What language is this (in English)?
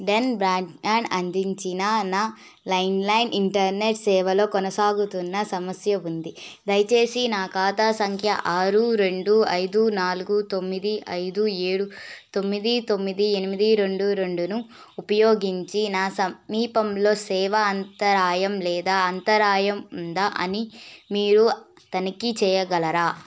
Telugu